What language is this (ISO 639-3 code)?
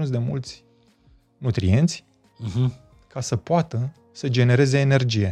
ron